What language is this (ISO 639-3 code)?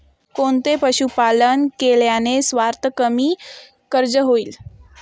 mar